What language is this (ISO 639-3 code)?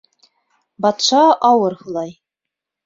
bak